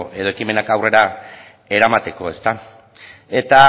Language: Basque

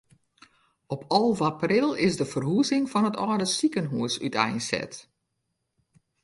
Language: Western Frisian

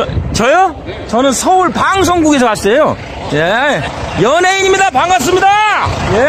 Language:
Korean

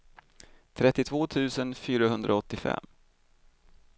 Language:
Swedish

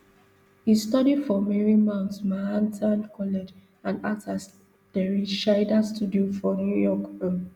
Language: Nigerian Pidgin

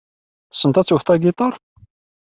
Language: Kabyle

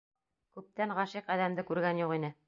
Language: Bashkir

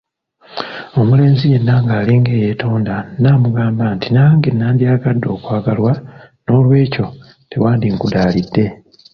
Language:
Ganda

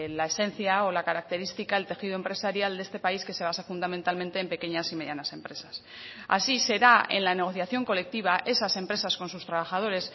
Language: Spanish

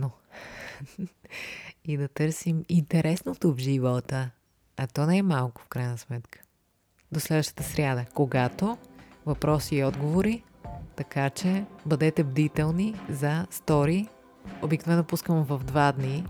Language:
Bulgarian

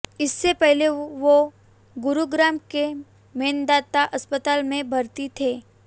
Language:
Hindi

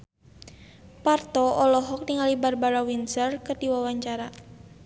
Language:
Sundanese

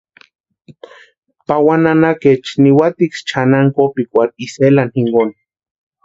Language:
Western Highland Purepecha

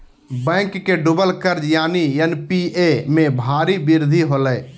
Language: Magahi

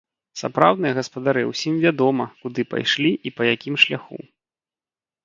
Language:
Belarusian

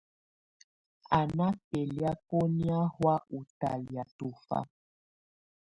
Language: Tunen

